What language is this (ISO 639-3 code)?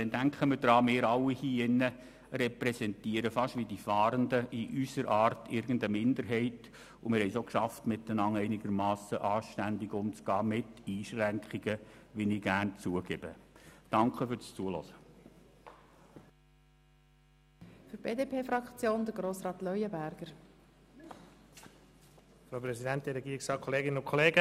gsw